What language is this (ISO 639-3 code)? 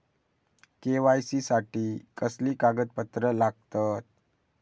mar